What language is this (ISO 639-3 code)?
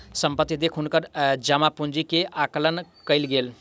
mai